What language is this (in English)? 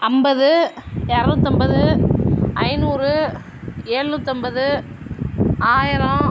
Tamil